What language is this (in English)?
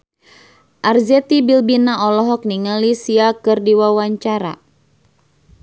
Sundanese